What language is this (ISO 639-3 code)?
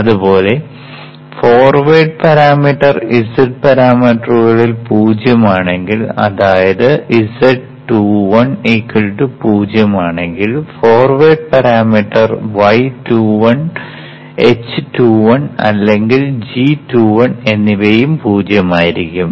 mal